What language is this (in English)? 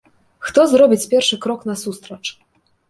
Belarusian